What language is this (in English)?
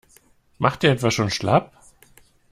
German